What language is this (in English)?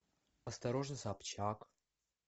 Russian